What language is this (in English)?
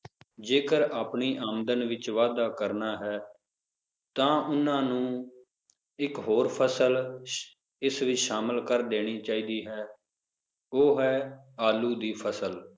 Punjabi